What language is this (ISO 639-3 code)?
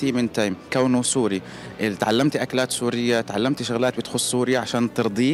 ara